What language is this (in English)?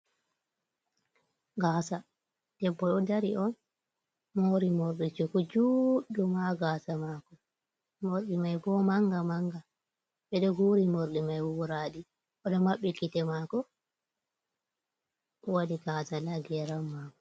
Fula